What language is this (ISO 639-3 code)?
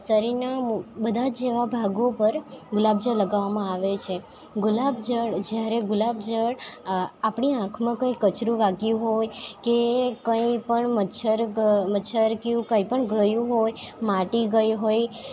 guj